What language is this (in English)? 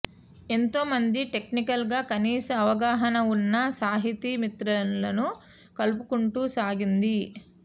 Telugu